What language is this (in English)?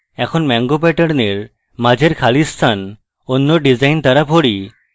Bangla